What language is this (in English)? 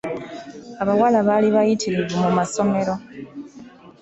Ganda